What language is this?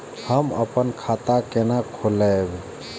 Maithili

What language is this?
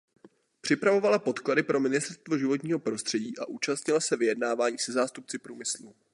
Czech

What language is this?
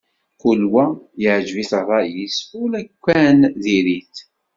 Kabyle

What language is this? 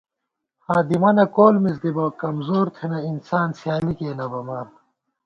Gawar-Bati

